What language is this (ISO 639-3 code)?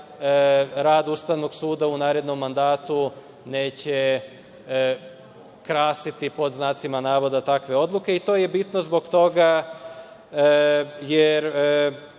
srp